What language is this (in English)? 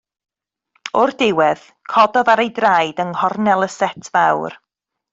Welsh